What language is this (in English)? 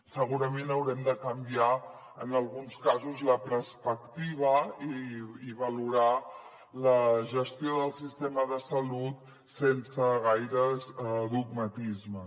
Catalan